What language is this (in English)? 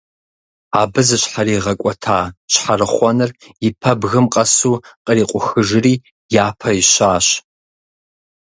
Kabardian